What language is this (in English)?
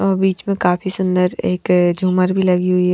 Hindi